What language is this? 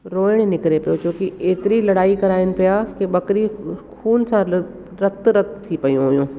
Sindhi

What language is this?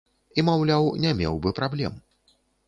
Belarusian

